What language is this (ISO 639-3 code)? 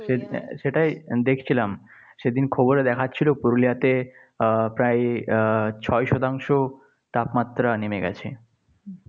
ben